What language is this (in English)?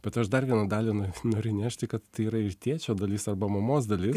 Lithuanian